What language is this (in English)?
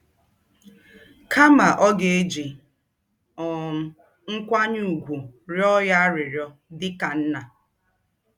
Igbo